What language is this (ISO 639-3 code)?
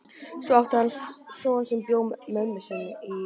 isl